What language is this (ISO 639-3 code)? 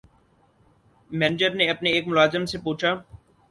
urd